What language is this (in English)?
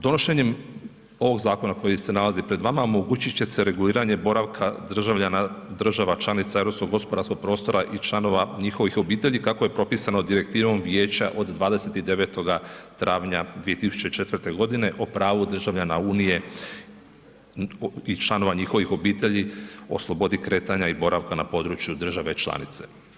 Croatian